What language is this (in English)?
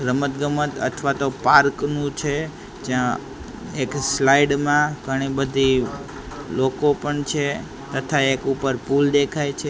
Gujarati